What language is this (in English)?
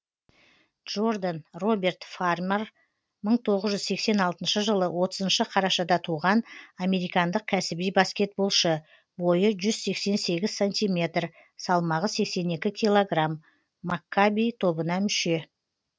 Kazakh